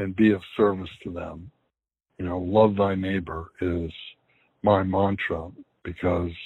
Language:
English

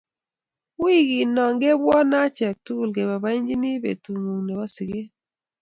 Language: Kalenjin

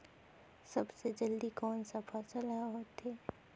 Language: Chhattisgarhi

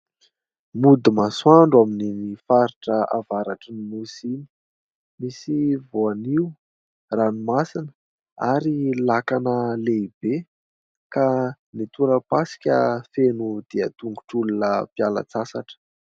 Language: Malagasy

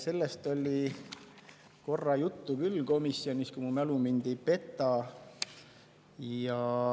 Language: Estonian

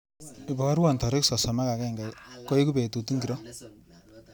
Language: Kalenjin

